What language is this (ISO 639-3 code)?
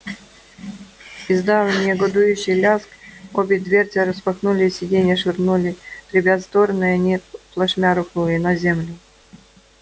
rus